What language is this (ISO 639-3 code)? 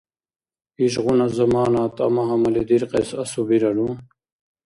dar